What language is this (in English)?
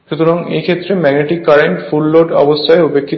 Bangla